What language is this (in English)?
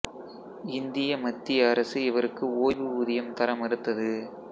Tamil